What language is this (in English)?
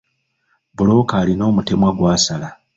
Ganda